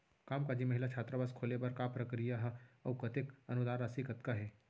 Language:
Chhattisgarhi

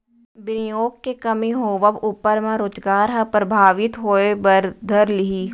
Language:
Chhattisgarhi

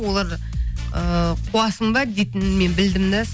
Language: Kazakh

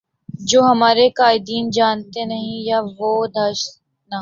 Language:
Urdu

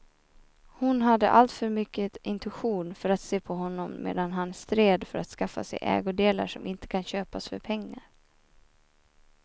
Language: Swedish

